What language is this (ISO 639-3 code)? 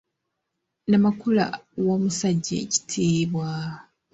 lug